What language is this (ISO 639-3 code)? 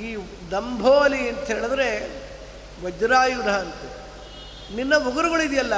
kan